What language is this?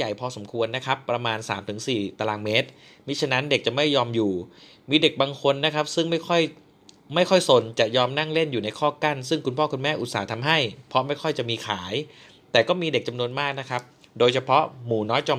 Thai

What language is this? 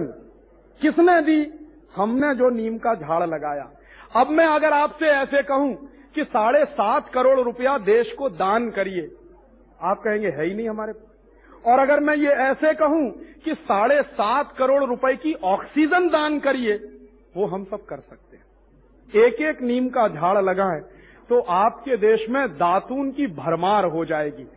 Hindi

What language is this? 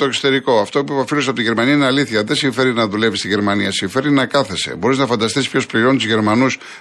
Greek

